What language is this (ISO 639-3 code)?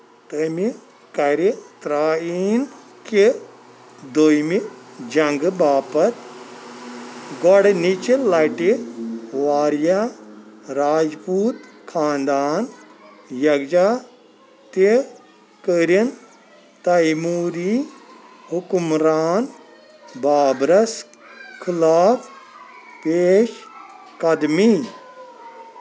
kas